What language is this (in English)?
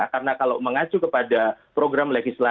Indonesian